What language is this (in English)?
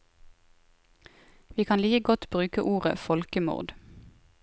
Norwegian